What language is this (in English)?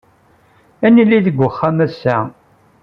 Kabyle